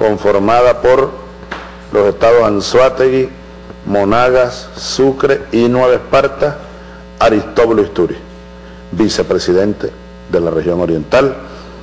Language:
Spanish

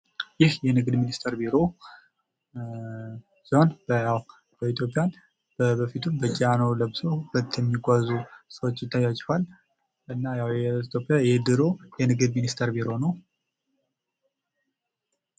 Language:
Amharic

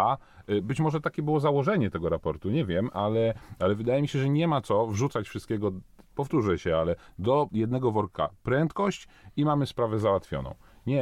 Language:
Polish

